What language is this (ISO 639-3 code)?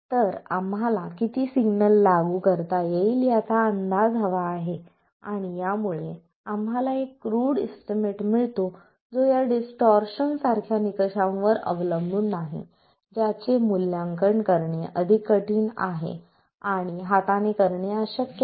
mar